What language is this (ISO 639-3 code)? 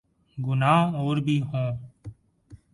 urd